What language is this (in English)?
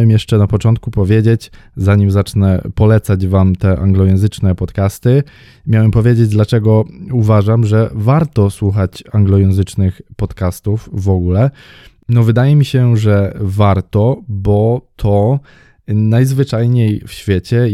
Polish